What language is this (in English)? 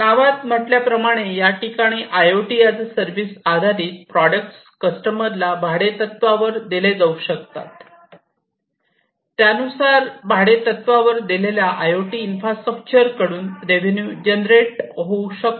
Marathi